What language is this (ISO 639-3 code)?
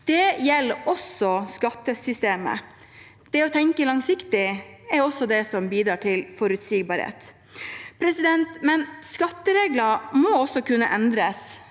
nor